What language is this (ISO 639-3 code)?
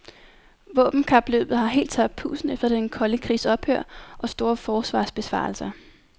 dan